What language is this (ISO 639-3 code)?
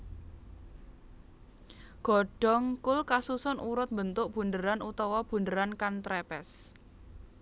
jav